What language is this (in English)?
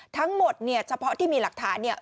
Thai